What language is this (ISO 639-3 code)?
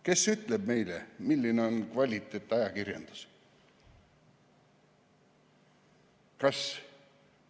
est